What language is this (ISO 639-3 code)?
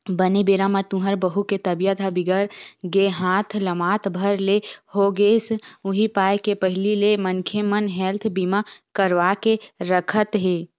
hne